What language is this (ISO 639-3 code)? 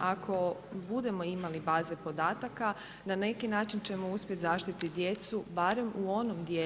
hrv